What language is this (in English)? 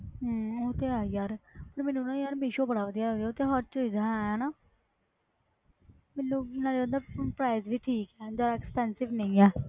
Punjabi